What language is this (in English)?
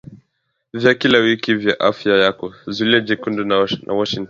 Swahili